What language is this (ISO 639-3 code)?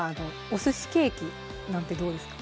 jpn